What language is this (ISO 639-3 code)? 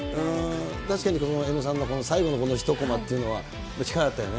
jpn